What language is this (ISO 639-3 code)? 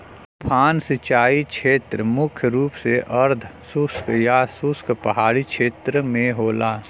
bho